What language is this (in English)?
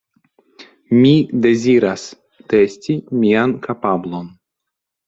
Esperanto